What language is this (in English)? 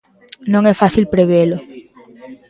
Galician